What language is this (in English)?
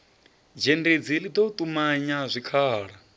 Venda